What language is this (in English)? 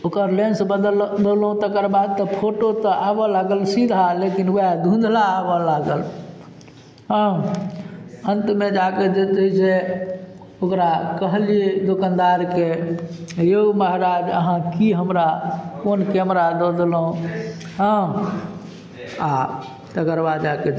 Maithili